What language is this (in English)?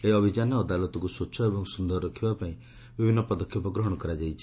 Odia